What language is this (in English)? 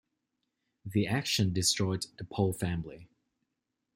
English